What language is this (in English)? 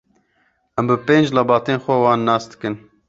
Kurdish